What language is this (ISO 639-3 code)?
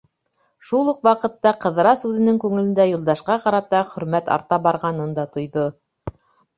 bak